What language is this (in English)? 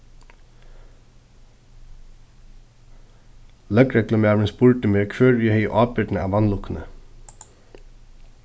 Faroese